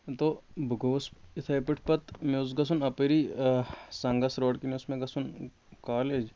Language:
Kashmiri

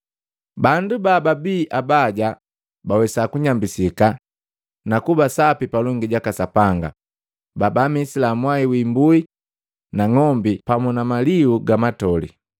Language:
Matengo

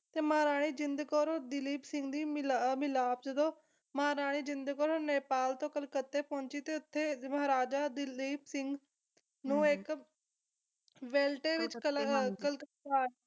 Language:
Punjabi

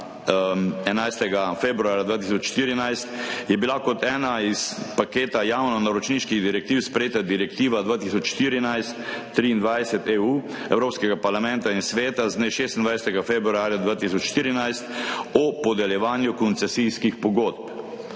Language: Slovenian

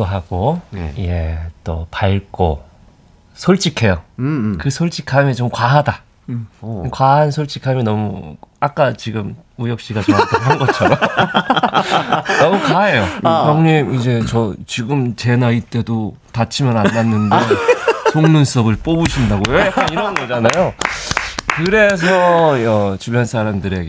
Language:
Korean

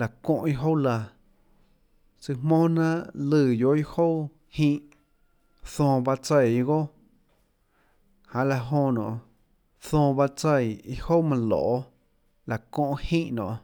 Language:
Tlacoatzintepec Chinantec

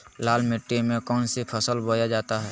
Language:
Magahi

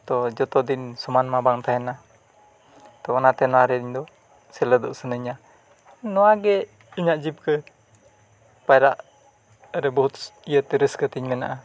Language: Santali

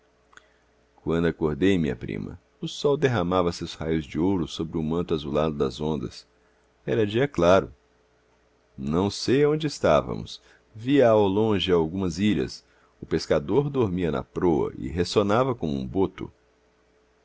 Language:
Portuguese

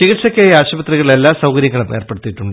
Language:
Malayalam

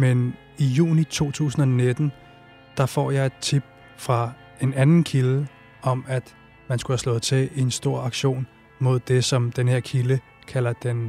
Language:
Danish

